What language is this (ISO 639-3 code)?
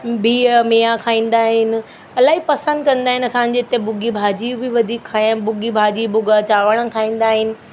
snd